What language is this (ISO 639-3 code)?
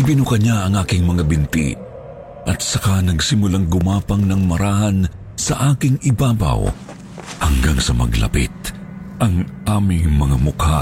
fil